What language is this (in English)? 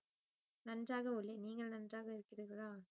Tamil